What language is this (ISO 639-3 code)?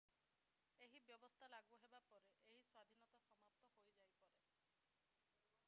ori